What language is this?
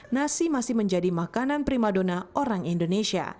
Indonesian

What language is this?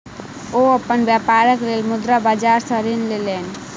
Maithili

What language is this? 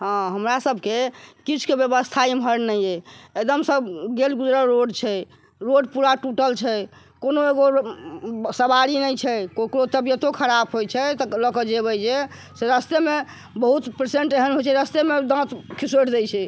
Maithili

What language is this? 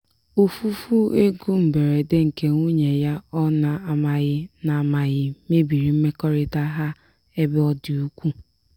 Igbo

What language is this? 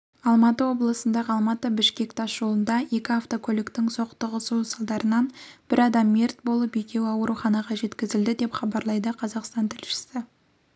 Kazakh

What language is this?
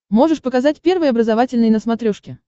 Russian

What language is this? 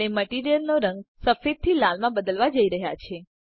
Gujarati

